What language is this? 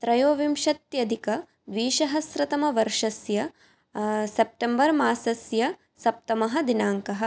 Sanskrit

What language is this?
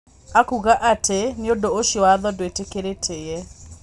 Kikuyu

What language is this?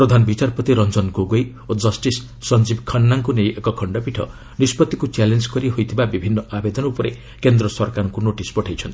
Odia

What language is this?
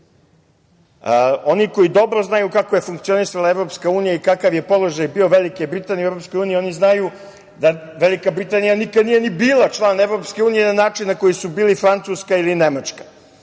Serbian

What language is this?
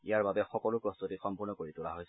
Assamese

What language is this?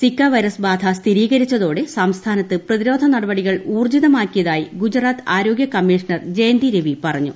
Malayalam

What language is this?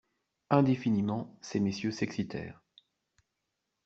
French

